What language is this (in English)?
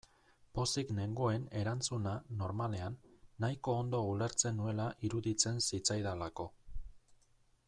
Basque